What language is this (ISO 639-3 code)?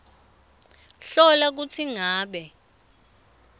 ssw